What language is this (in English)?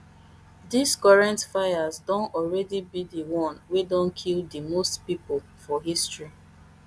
Nigerian Pidgin